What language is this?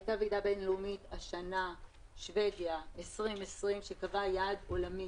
Hebrew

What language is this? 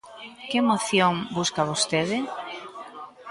Galician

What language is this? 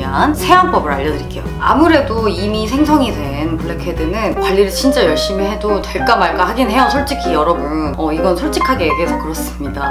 Korean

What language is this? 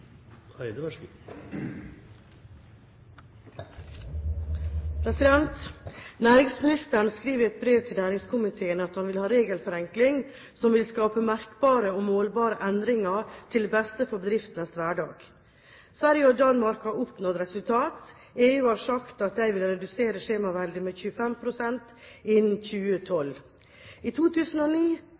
Norwegian Bokmål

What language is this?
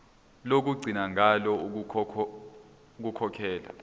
Zulu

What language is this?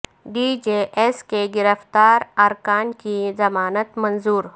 Urdu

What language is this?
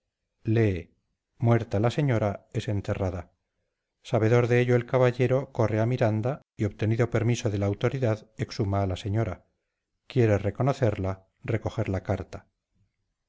Spanish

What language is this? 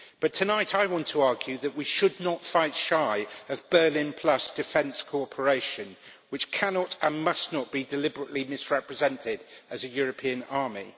English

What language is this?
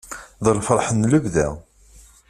Kabyle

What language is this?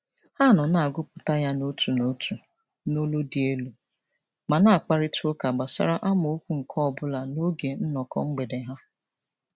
Igbo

